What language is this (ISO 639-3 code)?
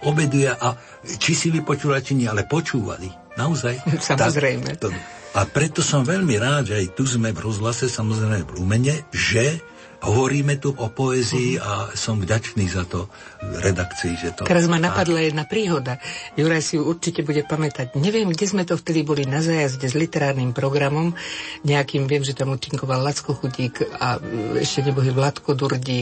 slk